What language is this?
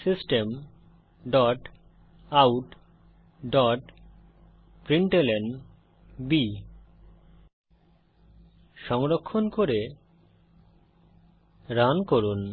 Bangla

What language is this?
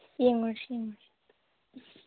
Manipuri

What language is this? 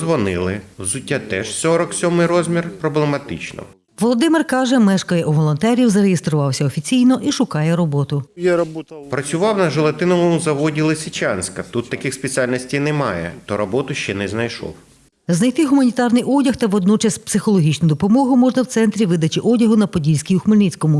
Ukrainian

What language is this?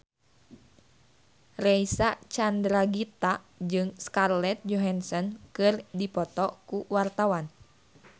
Sundanese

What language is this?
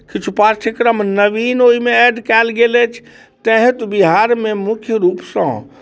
Maithili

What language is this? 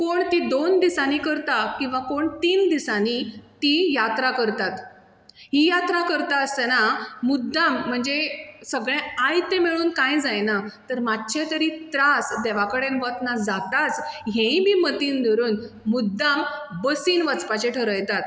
Konkani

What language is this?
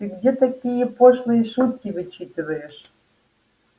Russian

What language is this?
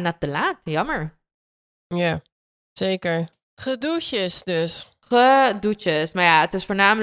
Dutch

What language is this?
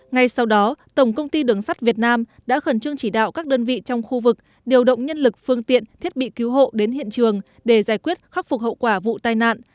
Vietnamese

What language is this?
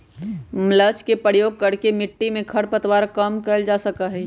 Magahi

